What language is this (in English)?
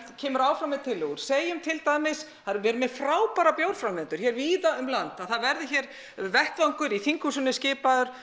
Icelandic